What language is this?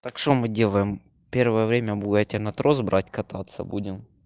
Russian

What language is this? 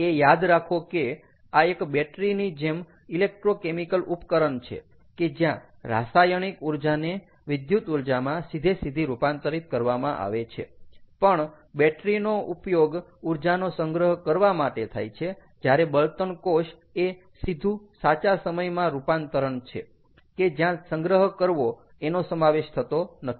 Gujarati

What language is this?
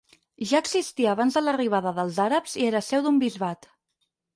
Catalan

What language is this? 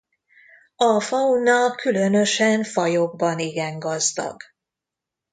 Hungarian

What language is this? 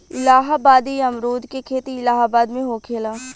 Bhojpuri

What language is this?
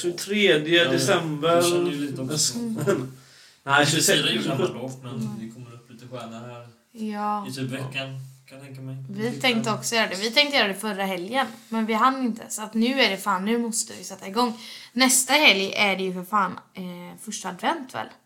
Swedish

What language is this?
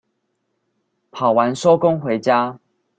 Chinese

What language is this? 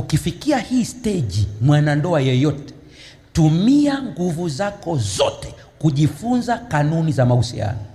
Swahili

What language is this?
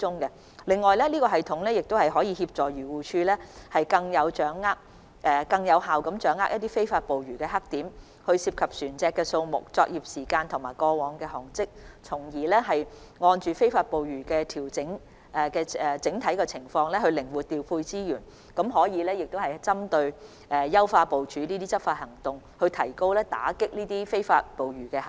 Cantonese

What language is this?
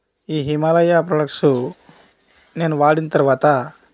Telugu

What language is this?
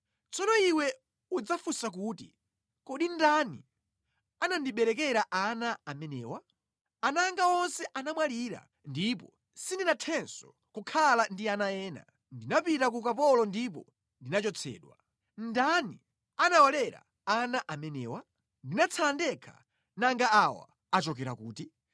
Nyanja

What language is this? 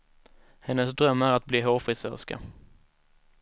Swedish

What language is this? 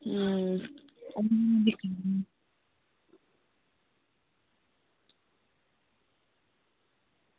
Dogri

